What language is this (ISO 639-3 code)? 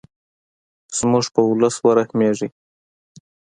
pus